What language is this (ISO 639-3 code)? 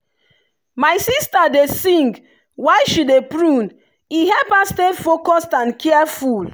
pcm